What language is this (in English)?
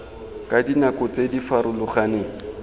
Tswana